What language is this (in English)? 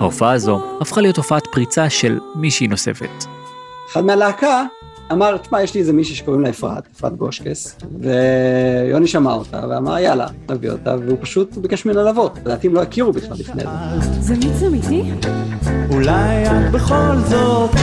Hebrew